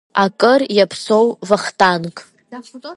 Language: Abkhazian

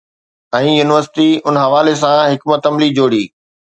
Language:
Sindhi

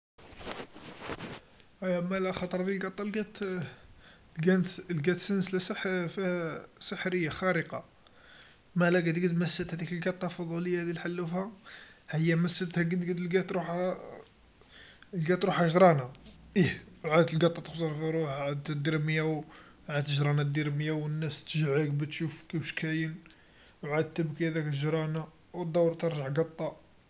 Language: Algerian Arabic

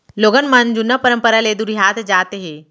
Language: Chhattisgarhi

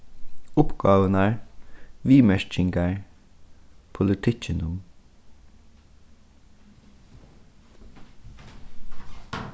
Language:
Faroese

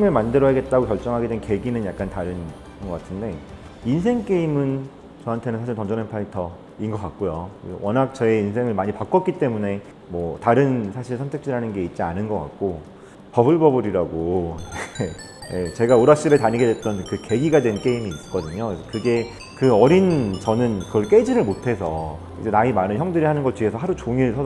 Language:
Korean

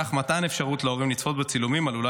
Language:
Hebrew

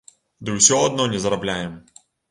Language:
Belarusian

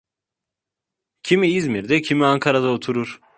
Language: Turkish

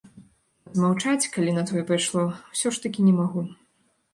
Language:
Belarusian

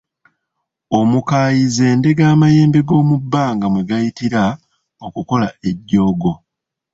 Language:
Ganda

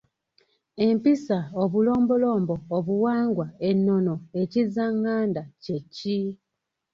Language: Ganda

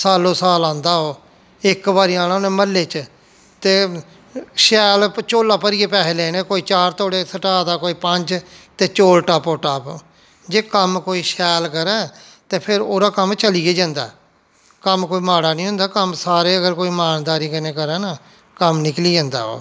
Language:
Dogri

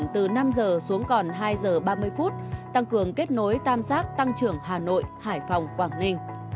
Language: Vietnamese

